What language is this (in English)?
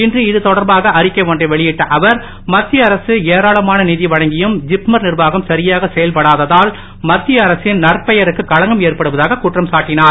Tamil